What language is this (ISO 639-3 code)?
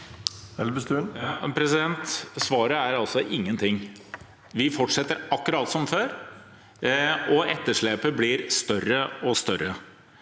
nor